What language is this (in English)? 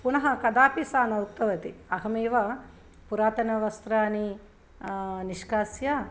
Sanskrit